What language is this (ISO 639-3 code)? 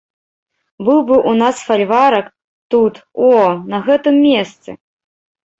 bel